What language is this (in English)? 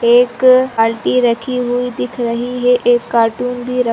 Hindi